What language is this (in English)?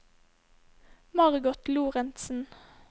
Norwegian